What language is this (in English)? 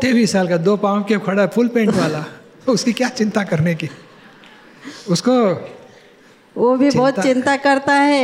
Gujarati